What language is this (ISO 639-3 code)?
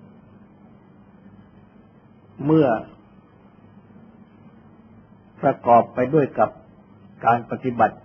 tha